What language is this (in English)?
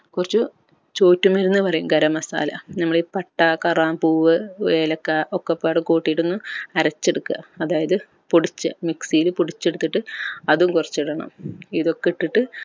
Malayalam